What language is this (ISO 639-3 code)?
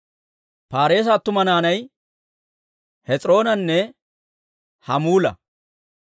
dwr